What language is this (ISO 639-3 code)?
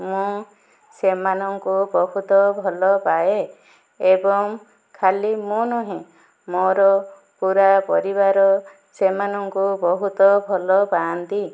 ori